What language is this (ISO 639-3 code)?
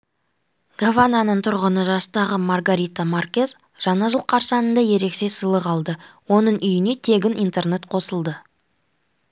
kaz